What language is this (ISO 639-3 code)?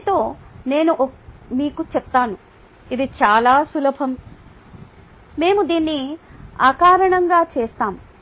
tel